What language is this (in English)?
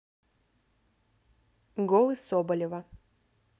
Russian